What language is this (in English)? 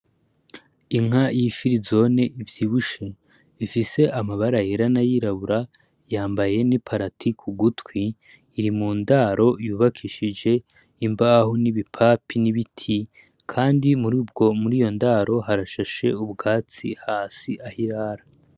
Rundi